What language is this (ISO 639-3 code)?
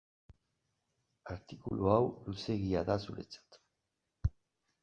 eus